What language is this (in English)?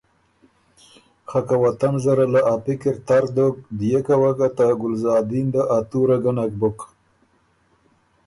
Ormuri